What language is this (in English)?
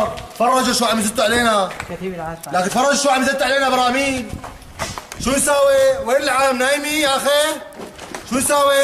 Arabic